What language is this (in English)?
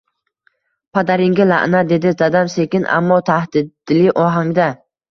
Uzbek